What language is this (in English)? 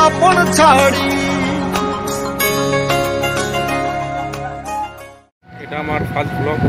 Romanian